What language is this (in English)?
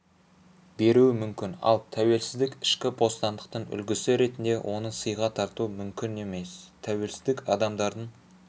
Kazakh